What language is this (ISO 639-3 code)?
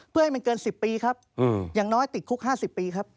tha